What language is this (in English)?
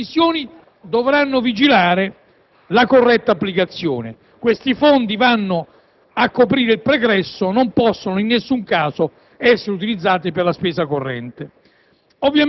Italian